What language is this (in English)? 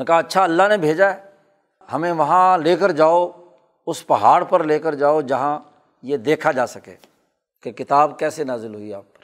Urdu